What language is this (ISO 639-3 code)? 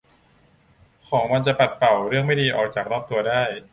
tha